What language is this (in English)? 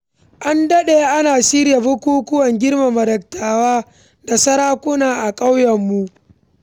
Hausa